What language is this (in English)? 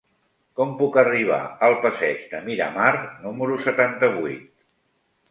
Catalan